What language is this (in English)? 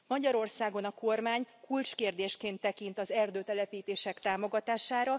Hungarian